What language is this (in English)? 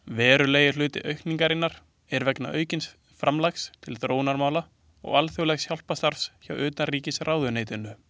Icelandic